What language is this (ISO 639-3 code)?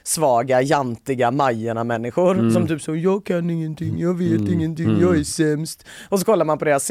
swe